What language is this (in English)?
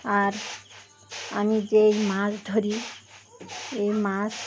Bangla